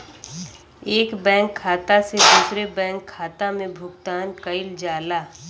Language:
Bhojpuri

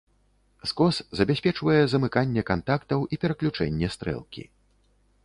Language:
Belarusian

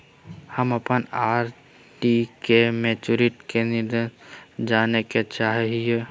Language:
Magahi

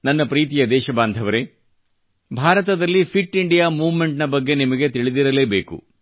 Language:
Kannada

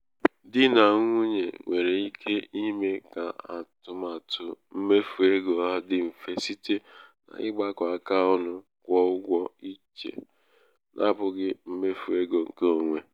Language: Igbo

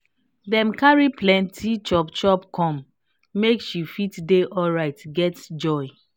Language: Nigerian Pidgin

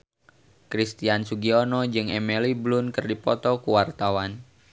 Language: Sundanese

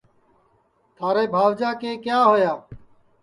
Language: Sansi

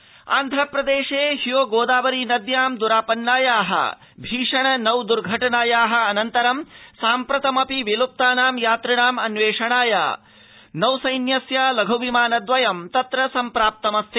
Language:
Sanskrit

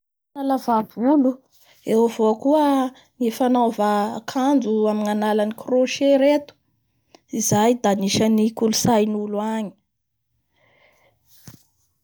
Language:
Bara Malagasy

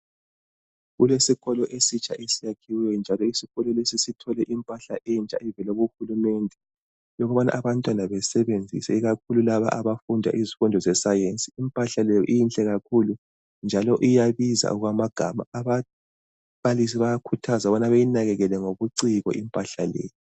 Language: North Ndebele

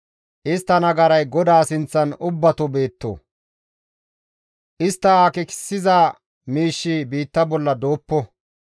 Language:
Gamo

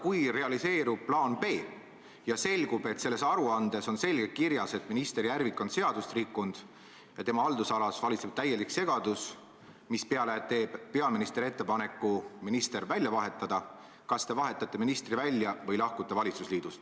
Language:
Estonian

